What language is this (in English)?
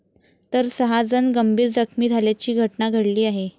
Marathi